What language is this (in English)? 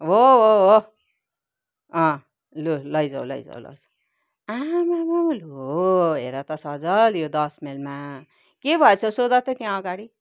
Nepali